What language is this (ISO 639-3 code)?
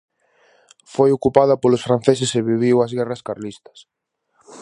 glg